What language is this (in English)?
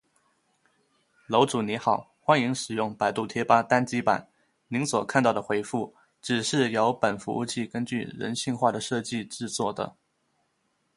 Chinese